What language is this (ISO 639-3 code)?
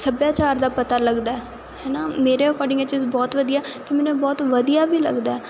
pan